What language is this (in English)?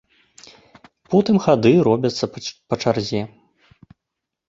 Belarusian